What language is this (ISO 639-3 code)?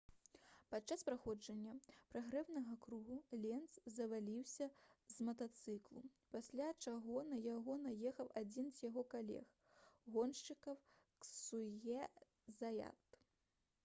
bel